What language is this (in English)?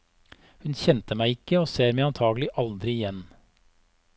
Norwegian